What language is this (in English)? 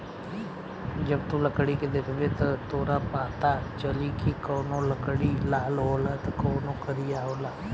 Bhojpuri